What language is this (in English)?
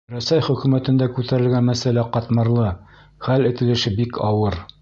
Bashkir